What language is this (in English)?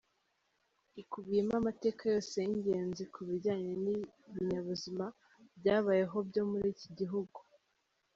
Kinyarwanda